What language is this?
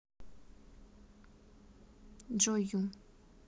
Russian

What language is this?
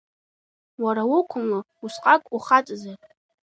Abkhazian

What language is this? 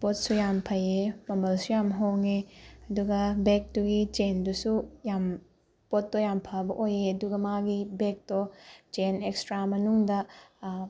Manipuri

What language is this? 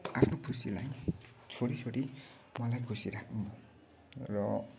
Nepali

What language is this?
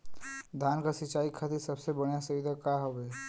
Bhojpuri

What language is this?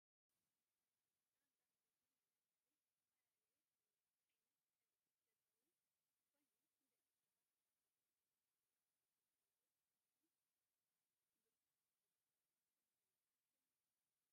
Tigrinya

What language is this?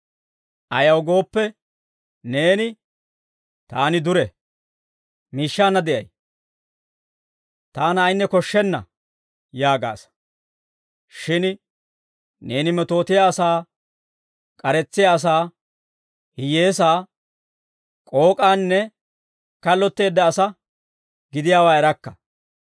Dawro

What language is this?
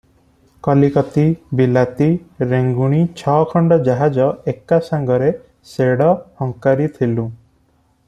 Odia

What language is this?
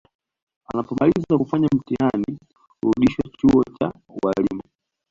Swahili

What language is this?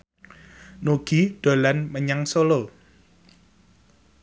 Javanese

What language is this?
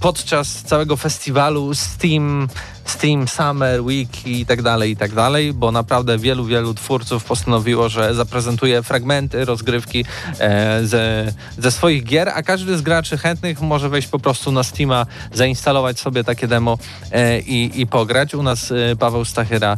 Polish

